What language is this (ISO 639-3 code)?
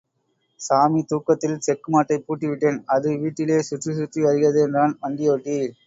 tam